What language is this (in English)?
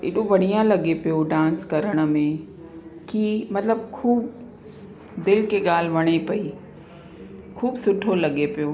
Sindhi